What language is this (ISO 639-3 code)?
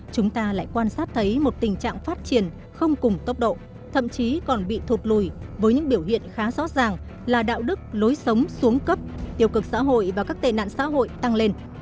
vie